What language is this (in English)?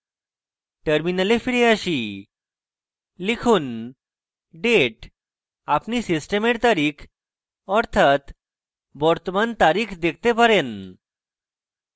Bangla